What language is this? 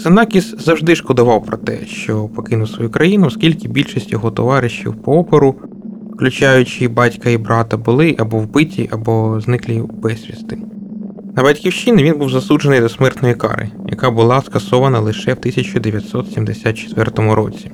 Ukrainian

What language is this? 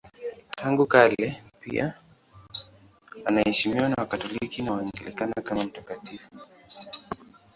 Swahili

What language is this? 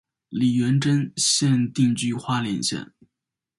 Chinese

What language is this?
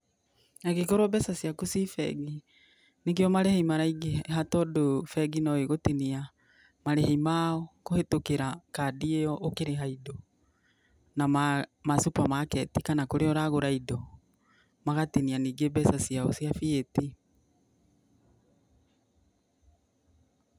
Kikuyu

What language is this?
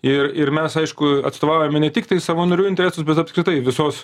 Lithuanian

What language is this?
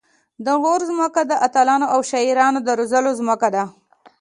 Pashto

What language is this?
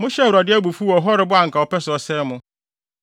Akan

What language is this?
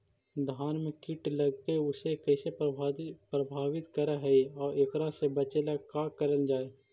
Magahi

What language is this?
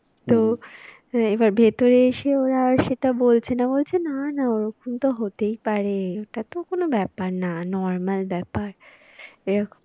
Bangla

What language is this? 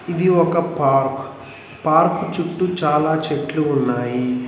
Telugu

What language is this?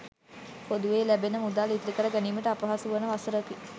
Sinhala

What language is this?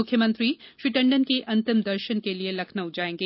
Hindi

